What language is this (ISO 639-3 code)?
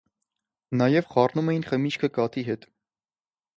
hye